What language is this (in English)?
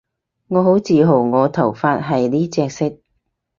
Cantonese